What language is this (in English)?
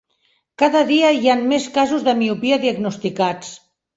Catalan